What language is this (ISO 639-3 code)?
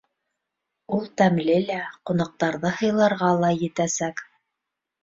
bak